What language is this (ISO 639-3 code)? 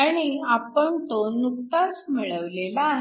mar